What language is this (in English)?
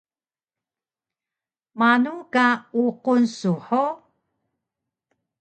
Taroko